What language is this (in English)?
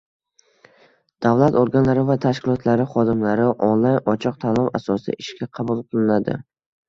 Uzbek